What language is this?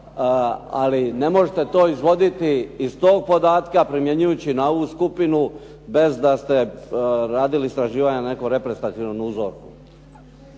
Croatian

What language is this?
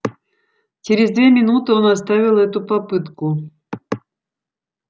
Russian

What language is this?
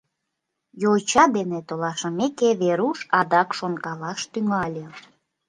Mari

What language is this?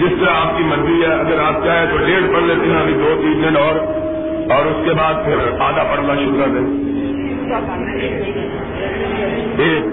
Urdu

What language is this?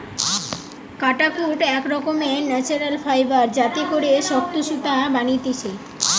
Bangla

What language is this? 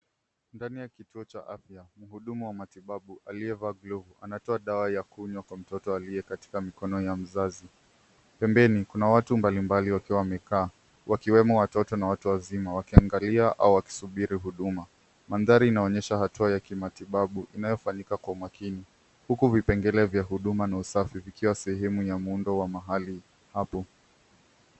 Swahili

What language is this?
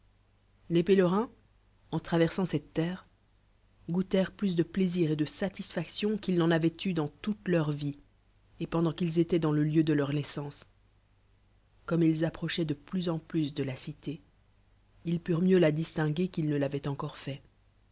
French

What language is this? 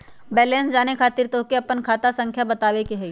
Magahi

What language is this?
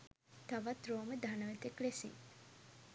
Sinhala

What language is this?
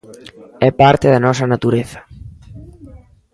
Galician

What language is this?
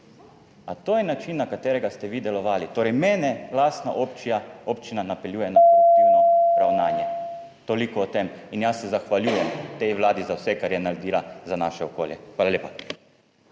Slovenian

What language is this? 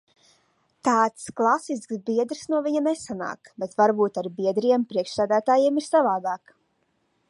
Latvian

